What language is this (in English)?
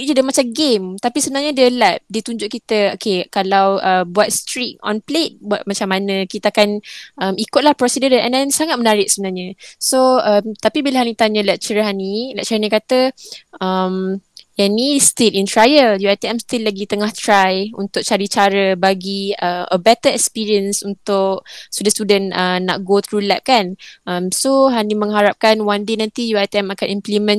Malay